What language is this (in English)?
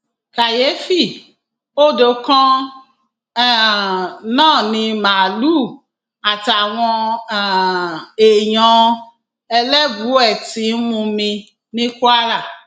Yoruba